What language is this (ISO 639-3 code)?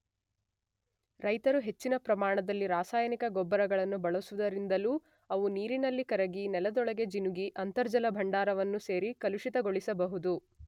kan